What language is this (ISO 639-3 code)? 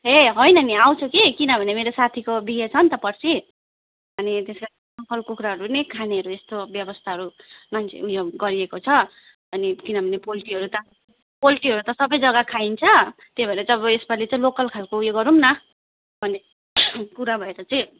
nep